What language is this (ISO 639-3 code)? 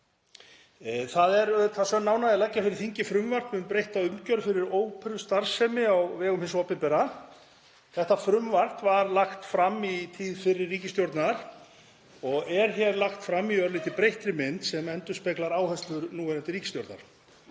isl